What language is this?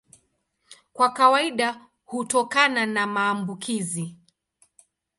Swahili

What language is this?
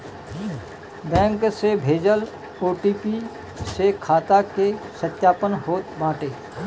Bhojpuri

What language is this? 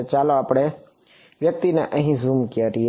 Gujarati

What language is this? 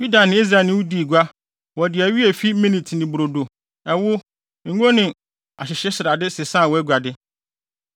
Akan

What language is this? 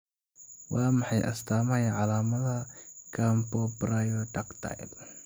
Somali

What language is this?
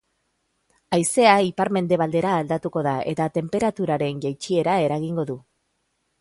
Basque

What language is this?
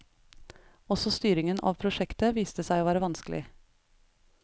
Norwegian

